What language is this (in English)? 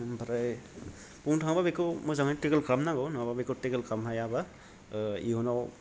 Bodo